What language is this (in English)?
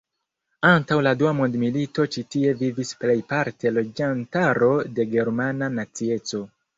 Esperanto